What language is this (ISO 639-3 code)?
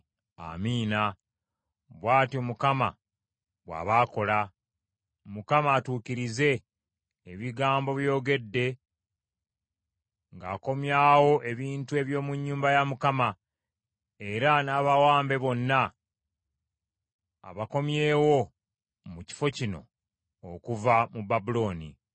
lug